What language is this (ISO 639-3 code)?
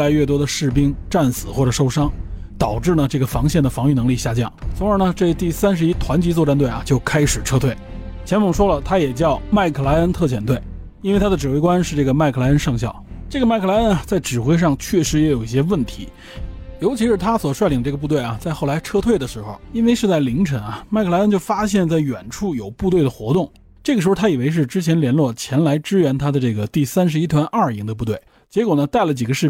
zho